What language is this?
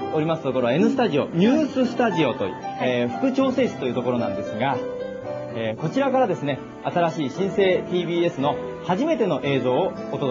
Japanese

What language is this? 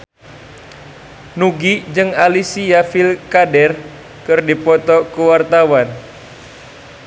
Sundanese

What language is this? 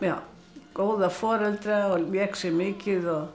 Icelandic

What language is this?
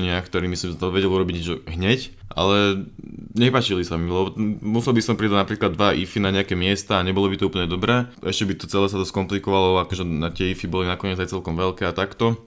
Slovak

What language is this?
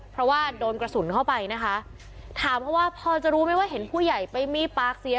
Thai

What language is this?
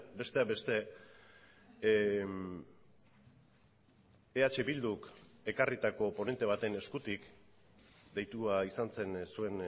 Basque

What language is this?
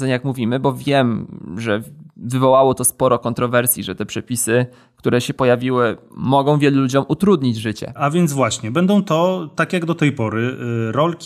Polish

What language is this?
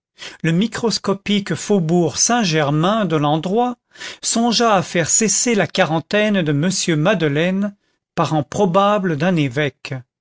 French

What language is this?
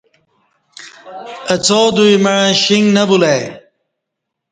Kati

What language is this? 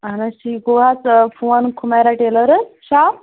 Kashmiri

